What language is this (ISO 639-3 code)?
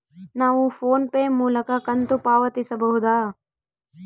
kan